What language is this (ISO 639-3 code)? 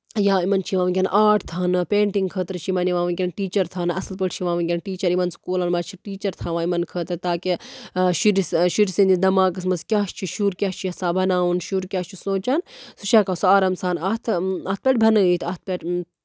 kas